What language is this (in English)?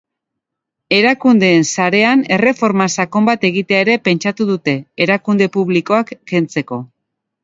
Basque